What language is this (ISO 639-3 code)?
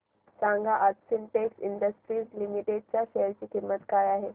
mar